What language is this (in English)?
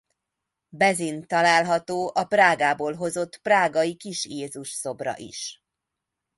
Hungarian